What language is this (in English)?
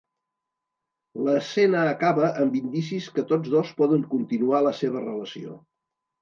Catalan